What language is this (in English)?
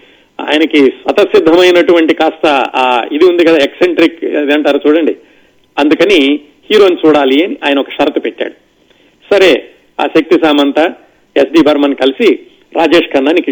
Telugu